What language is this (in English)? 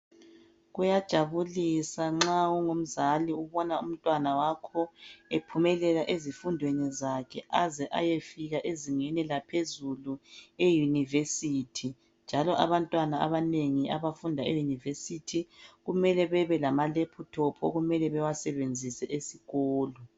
North Ndebele